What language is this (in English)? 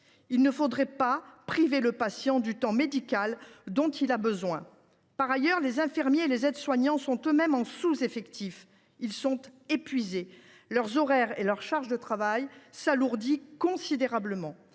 French